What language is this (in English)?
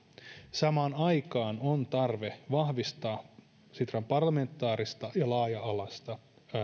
Finnish